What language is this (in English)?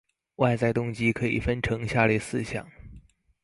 Chinese